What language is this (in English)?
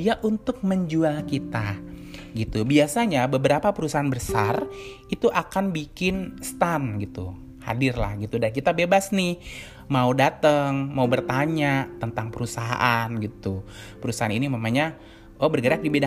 Indonesian